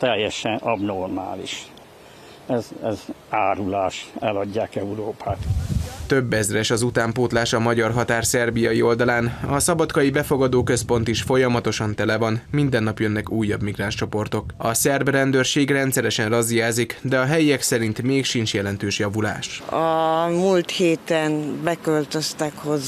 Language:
Hungarian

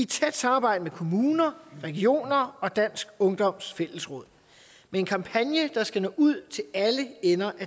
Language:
Danish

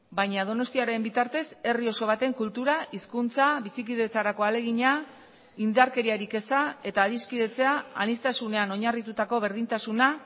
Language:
Basque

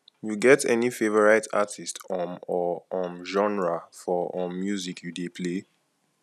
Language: Nigerian Pidgin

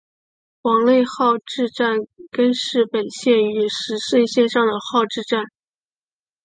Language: Chinese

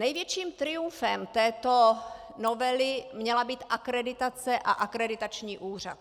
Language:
Czech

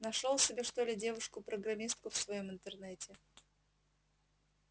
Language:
Russian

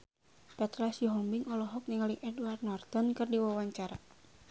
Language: Sundanese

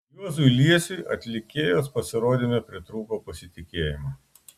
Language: Lithuanian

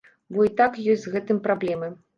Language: Belarusian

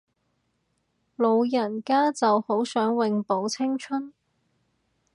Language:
Cantonese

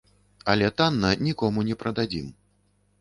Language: Belarusian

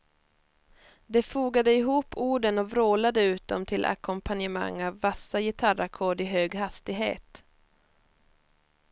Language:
Swedish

